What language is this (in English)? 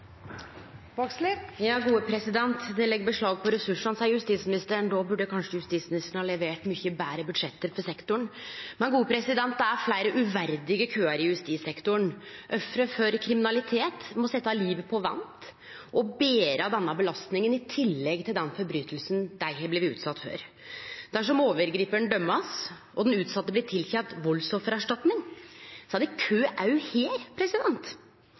Norwegian Nynorsk